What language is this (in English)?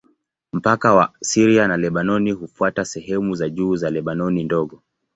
Swahili